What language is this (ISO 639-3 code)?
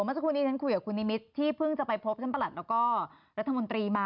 tha